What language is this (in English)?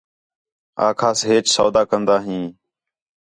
Khetrani